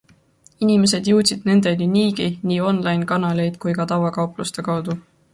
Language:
Estonian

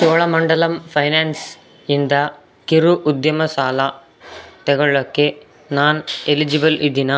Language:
Kannada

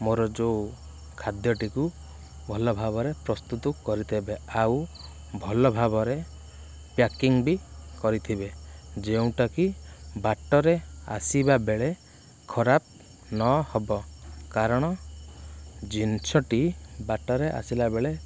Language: Odia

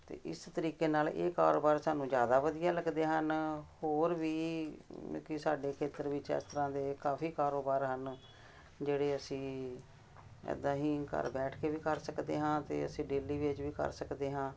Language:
Punjabi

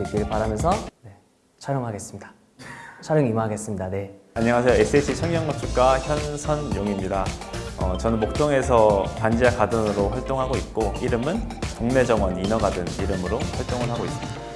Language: Korean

